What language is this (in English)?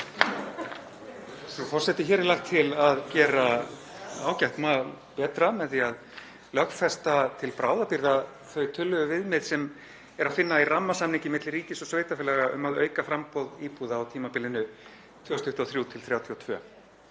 Icelandic